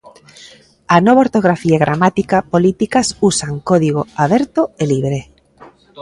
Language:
Galician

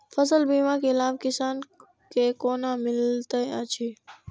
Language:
Maithili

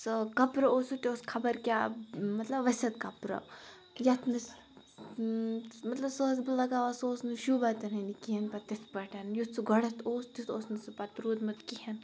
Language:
Kashmiri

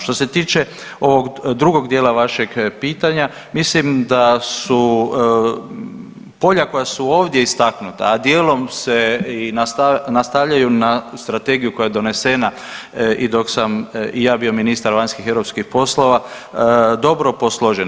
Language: Croatian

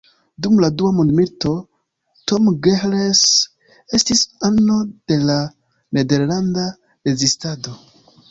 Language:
Esperanto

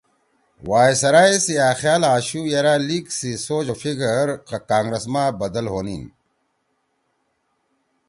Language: Torwali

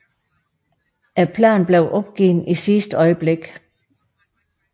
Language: Danish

